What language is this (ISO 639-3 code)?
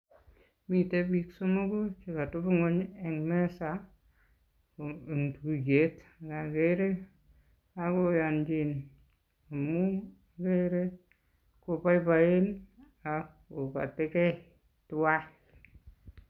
kln